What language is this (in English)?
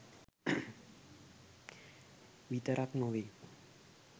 Sinhala